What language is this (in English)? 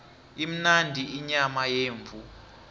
South Ndebele